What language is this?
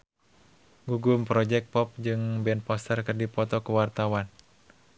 Sundanese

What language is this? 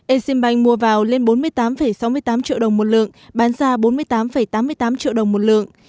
Vietnamese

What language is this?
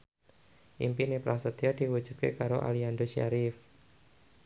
Javanese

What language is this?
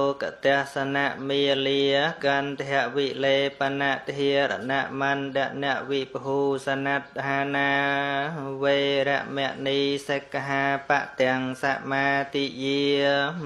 Thai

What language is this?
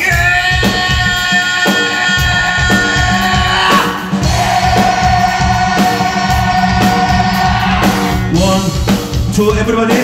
Korean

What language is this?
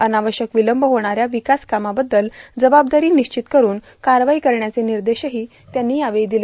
Marathi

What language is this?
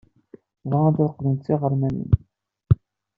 Kabyle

